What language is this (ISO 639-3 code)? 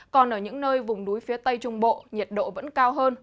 vie